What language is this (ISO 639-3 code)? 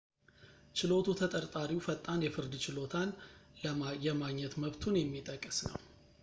amh